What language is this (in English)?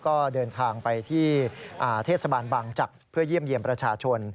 Thai